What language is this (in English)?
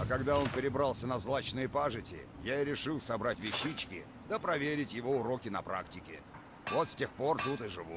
Russian